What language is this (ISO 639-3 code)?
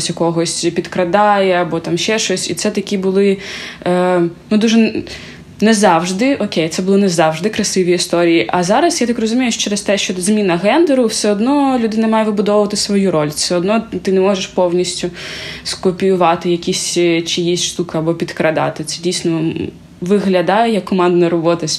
ukr